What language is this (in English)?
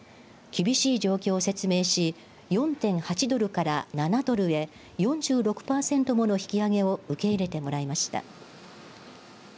Japanese